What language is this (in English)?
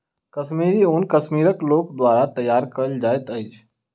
Maithili